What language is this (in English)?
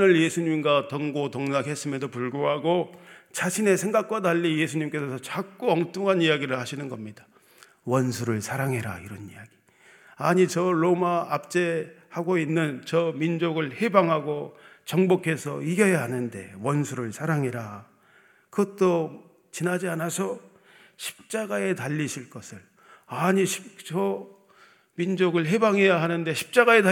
Korean